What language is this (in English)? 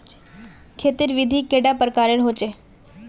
Magahi